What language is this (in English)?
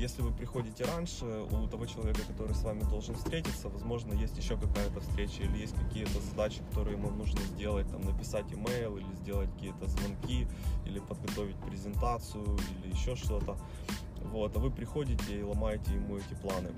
Russian